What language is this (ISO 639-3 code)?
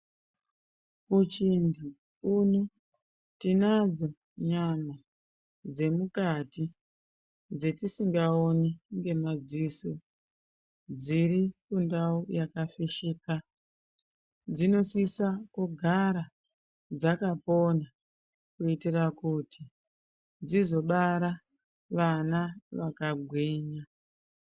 ndc